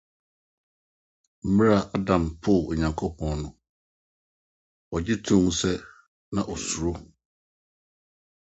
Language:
Akan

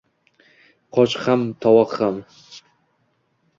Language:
Uzbek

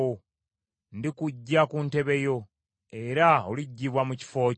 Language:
Ganda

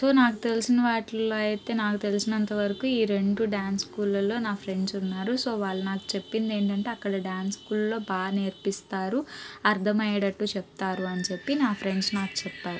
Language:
Telugu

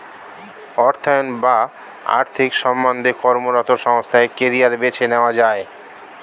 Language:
Bangla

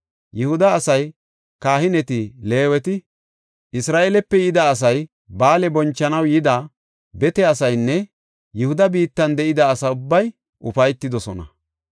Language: Gofa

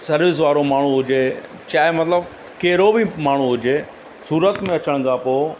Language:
Sindhi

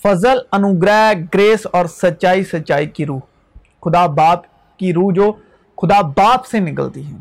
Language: Urdu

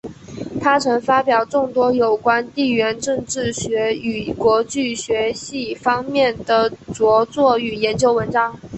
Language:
Chinese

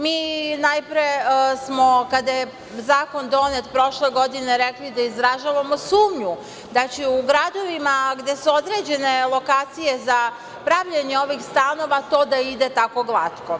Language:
Serbian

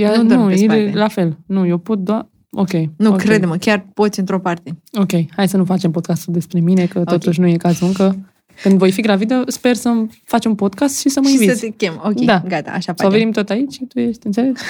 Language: Romanian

